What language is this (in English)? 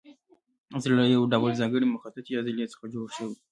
Pashto